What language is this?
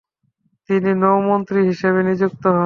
Bangla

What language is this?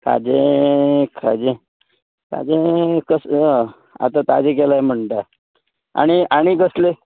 Konkani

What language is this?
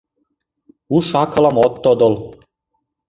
Mari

